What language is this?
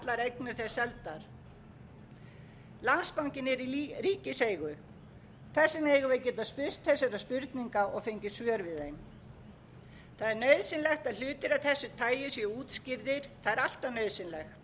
Icelandic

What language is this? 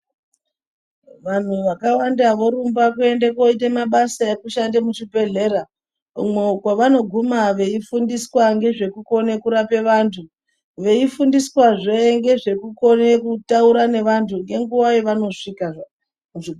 Ndau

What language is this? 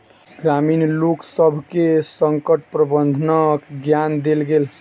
Maithili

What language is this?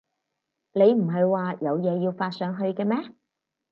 Cantonese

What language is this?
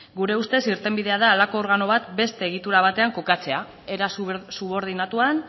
Basque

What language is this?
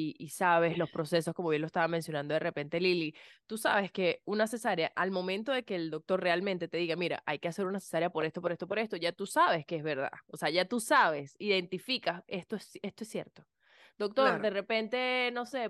Spanish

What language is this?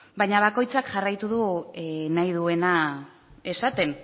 Basque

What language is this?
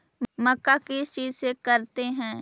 Magahi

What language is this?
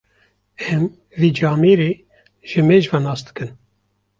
Kurdish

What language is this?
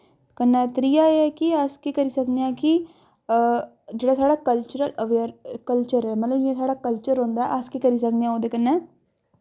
Dogri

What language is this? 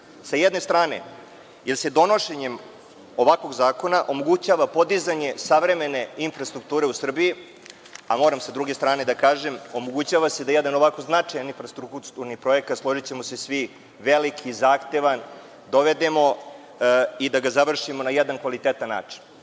Serbian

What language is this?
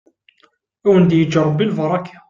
Kabyle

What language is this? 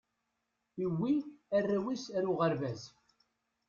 Kabyle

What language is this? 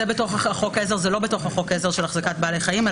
Hebrew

